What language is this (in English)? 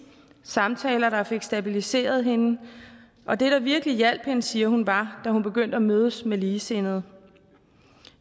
Danish